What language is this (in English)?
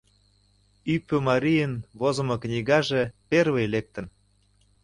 Mari